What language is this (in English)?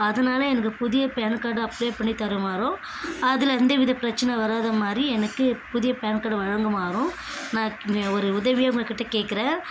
Tamil